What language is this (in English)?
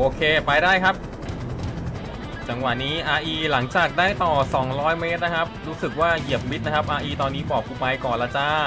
Thai